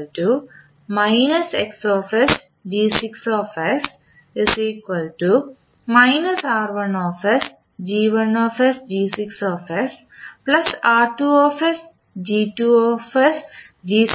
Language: Malayalam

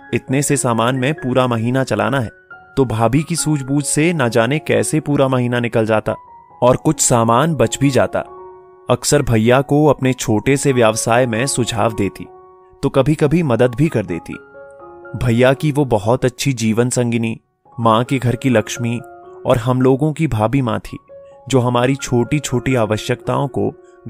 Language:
Hindi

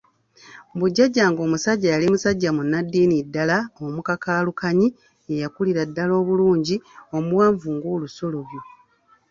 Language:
Ganda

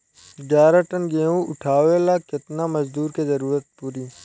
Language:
Bhojpuri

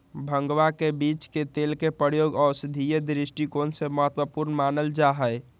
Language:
Magahi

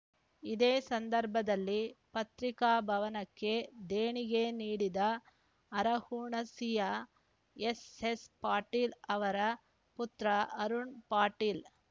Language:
Kannada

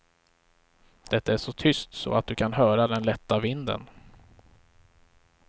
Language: Swedish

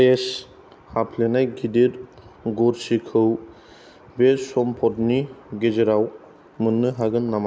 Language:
Bodo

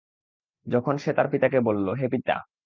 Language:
Bangla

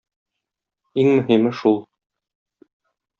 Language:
Tatar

